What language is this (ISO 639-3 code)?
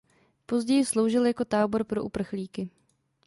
ces